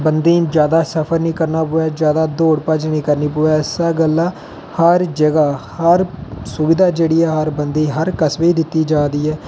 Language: Dogri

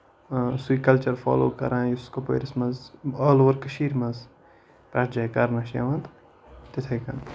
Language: Kashmiri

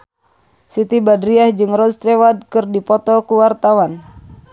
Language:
Sundanese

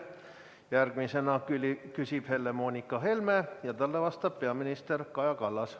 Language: Estonian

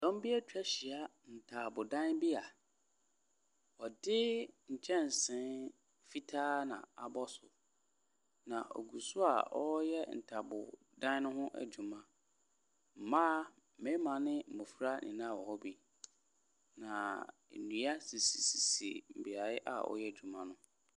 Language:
Akan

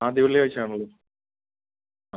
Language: Malayalam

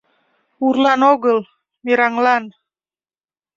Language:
Mari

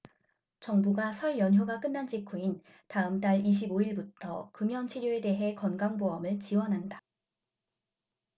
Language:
Korean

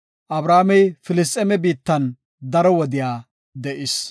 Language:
Gofa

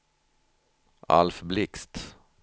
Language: Swedish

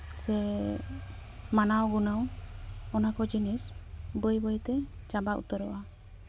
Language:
Santali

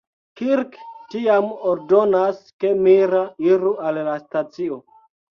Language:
Esperanto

